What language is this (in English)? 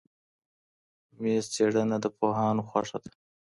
Pashto